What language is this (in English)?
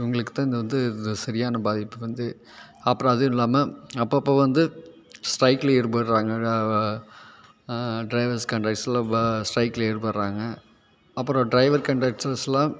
Tamil